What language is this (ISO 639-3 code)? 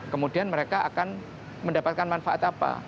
ind